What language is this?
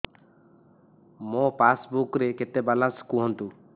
Odia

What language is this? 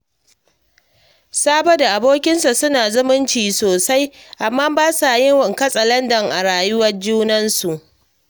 Hausa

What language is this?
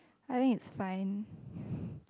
English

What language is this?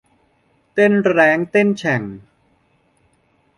Thai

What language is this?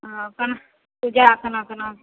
Maithili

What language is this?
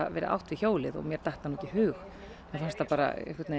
Icelandic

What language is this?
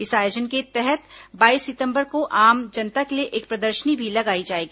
Hindi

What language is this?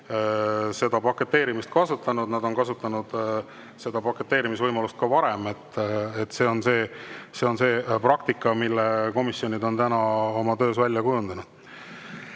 Estonian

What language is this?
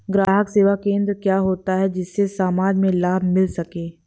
Hindi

